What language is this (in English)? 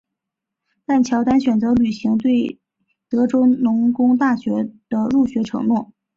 Chinese